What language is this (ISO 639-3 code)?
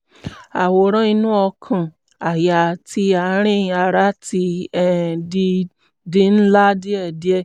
yor